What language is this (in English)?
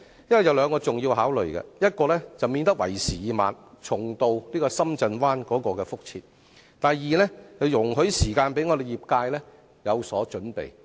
Cantonese